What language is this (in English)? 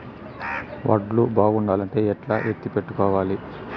Telugu